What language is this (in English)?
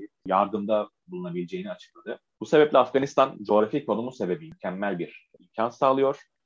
Turkish